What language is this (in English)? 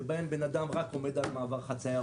Hebrew